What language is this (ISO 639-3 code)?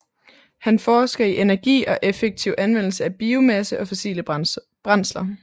dan